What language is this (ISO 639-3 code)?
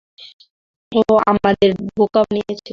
ben